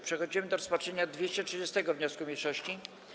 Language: Polish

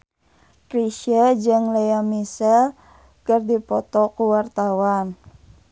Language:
Sundanese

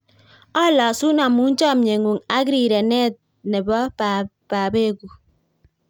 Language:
Kalenjin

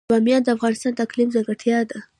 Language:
Pashto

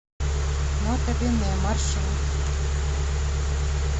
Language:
Russian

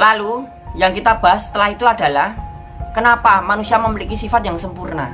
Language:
Indonesian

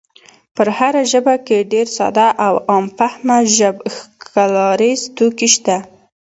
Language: Pashto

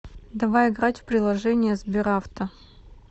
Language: Russian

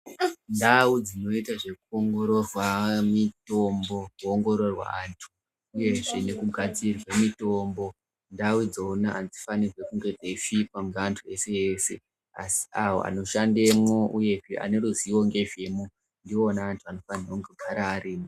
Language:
Ndau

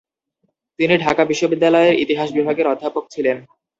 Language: Bangla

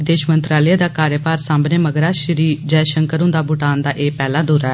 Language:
Dogri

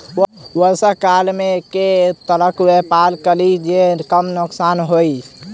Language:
Maithili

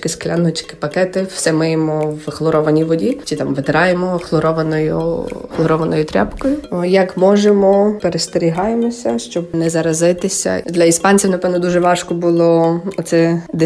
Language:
Ukrainian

